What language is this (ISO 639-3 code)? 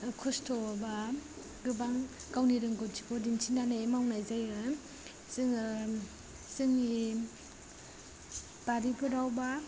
brx